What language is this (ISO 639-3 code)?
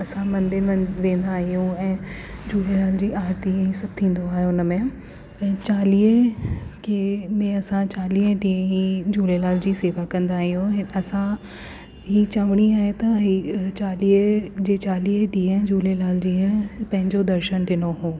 snd